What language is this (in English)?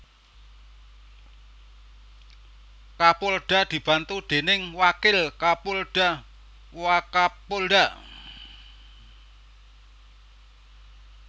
Javanese